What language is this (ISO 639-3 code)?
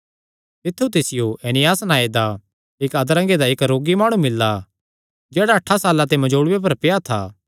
xnr